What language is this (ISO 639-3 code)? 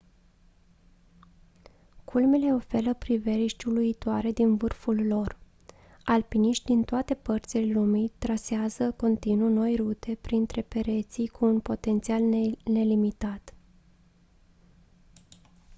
ron